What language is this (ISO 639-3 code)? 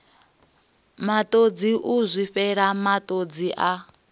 ven